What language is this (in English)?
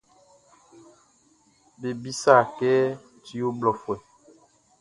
Baoulé